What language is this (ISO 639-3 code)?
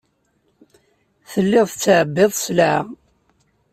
kab